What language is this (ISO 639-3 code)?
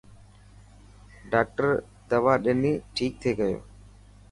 mki